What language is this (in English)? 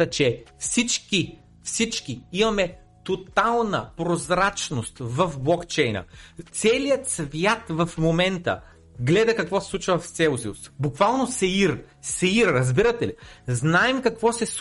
Bulgarian